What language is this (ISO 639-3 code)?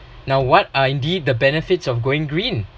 eng